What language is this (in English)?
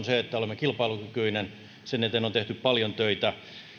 Finnish